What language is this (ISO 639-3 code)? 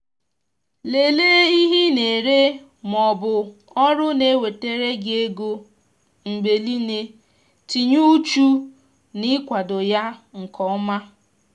ibo